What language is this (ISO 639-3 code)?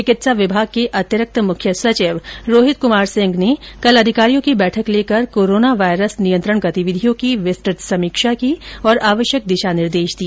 hin